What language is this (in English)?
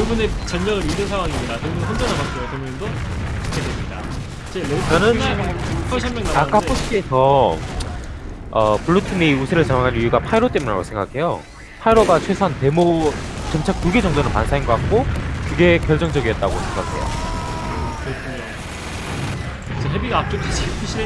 Korean